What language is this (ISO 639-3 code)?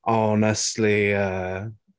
eng